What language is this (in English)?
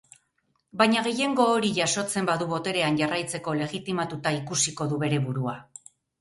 Basque